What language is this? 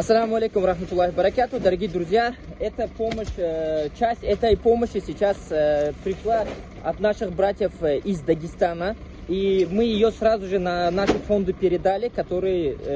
Russian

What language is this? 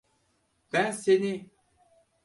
Turkish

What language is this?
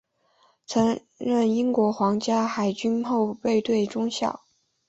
Chinese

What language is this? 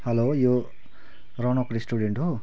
Nepali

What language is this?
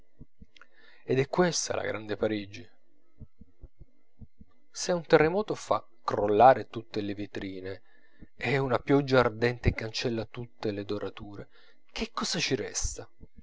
Italian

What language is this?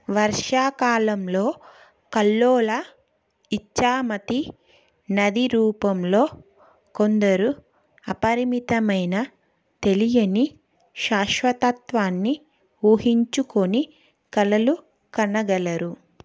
Telugu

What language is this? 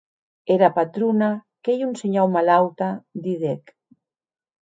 Occitan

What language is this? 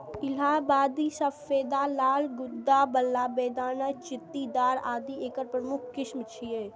Maithili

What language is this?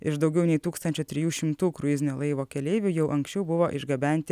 Lithuanian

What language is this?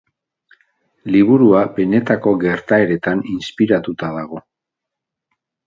Basque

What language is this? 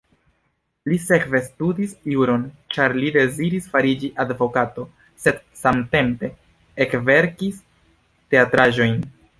Esperanto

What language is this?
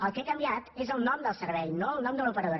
Catalan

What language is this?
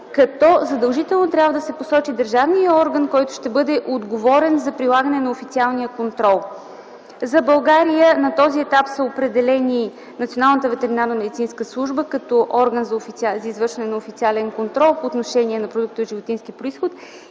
Bulgarian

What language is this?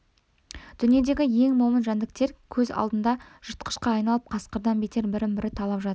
Kazakh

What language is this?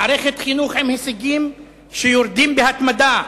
Hebrew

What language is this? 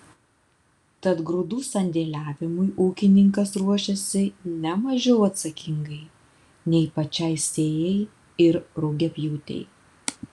Lithuanian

